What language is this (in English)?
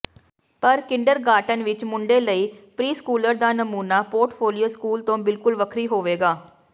Punjabi